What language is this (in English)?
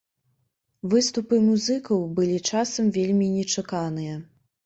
Belarusian